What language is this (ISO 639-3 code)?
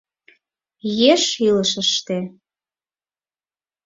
chm